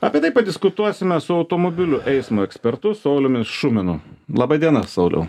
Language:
Lithuanian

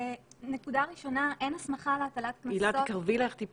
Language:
Hebrew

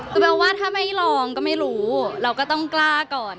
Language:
Thai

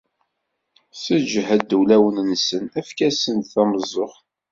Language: Kabyle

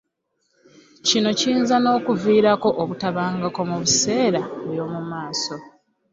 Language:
Ganda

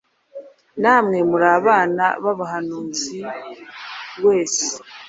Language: Kinyarwanda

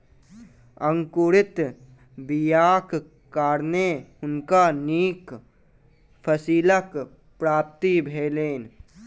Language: Maithili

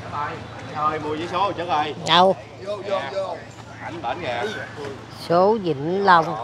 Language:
Vietnamese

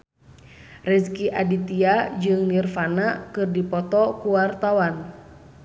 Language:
Sundanese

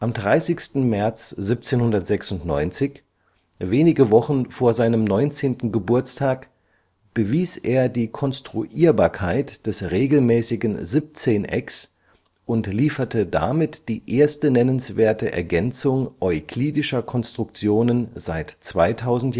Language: German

